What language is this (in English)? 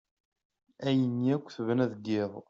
Kabyle